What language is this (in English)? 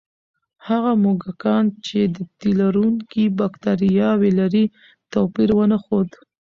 Pashto